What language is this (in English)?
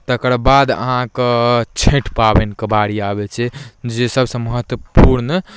Maithili